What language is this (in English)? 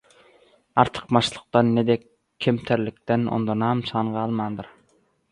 Turkmen